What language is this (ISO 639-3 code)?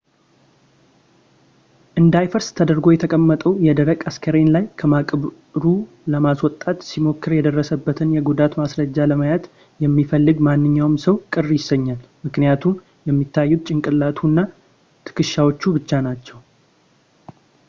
amh